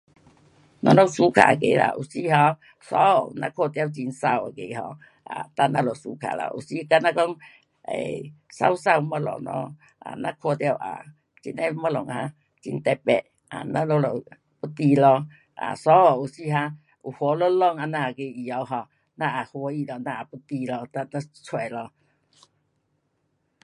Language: Pu-Xian Chinese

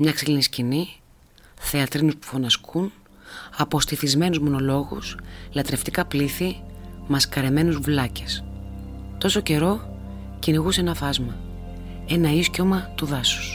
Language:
Greek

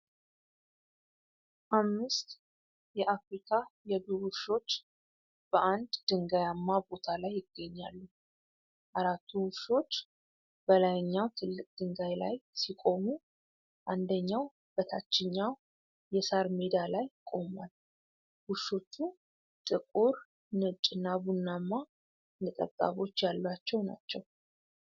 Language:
Amharic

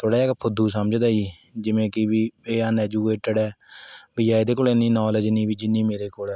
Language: Punjabi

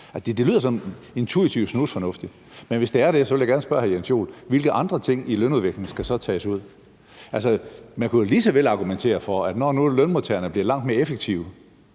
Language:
Danish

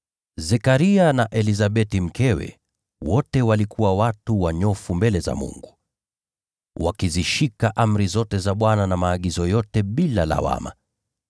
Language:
Swahili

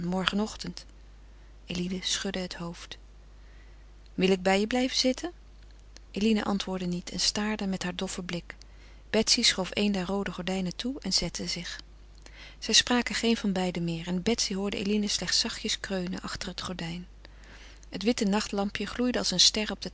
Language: Dutch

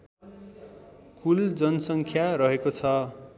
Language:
Nepali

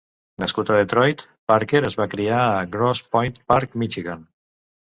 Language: Catalan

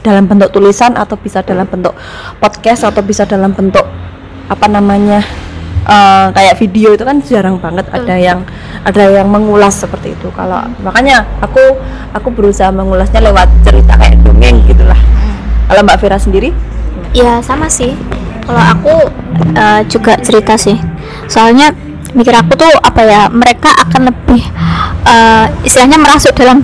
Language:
Indonesian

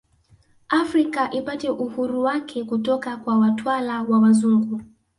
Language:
Swahili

